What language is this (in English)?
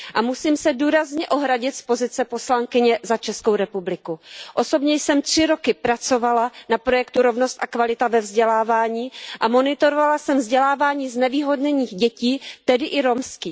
Czech